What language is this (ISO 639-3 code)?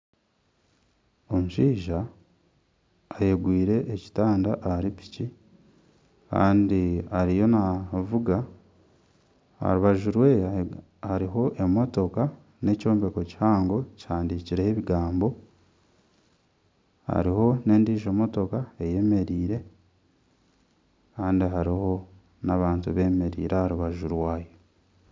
nyn